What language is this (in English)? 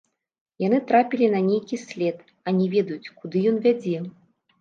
Belarusian